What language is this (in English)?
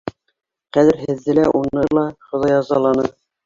Bashkir